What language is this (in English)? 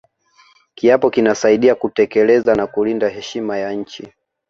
Swahili